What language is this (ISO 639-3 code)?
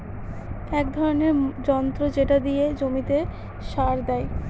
ben